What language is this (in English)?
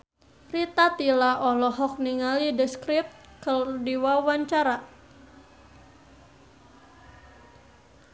Sundanese